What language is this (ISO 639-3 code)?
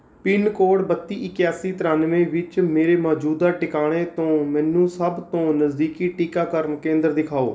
pan